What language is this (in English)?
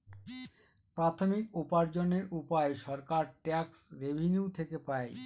Bangla